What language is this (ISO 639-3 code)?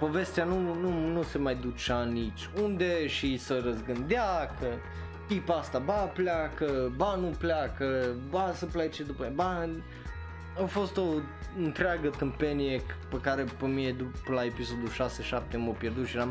ron